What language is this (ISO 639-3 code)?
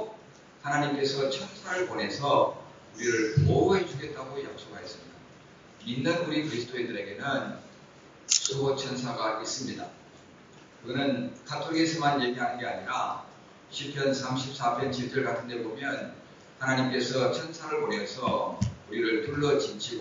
kor